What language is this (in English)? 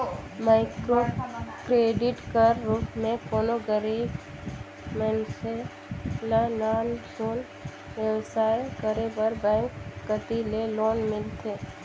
Chhattisgarhi